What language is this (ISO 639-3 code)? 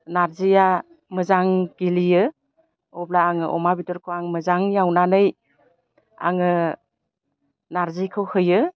brx